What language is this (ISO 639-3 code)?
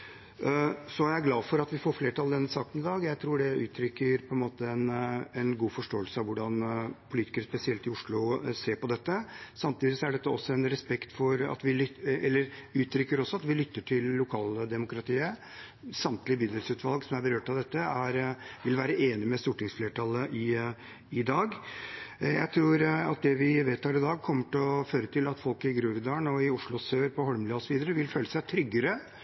nob